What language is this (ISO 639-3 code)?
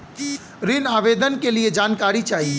bho